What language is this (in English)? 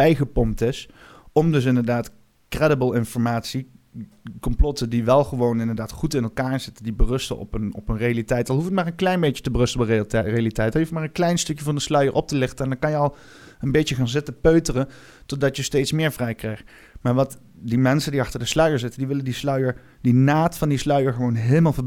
Dutch